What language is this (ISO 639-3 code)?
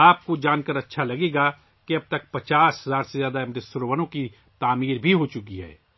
urd